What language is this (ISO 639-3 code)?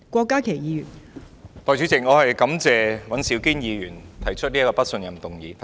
yue